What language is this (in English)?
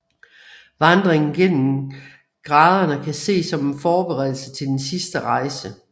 Danish